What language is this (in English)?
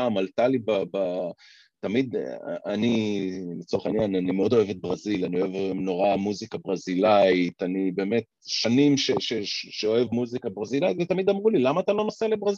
Hebrew